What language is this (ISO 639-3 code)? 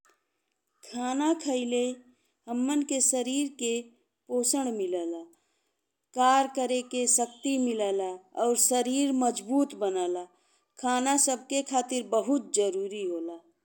bho